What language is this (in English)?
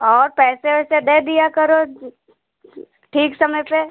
Hindi